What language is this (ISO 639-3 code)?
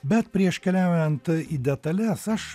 lit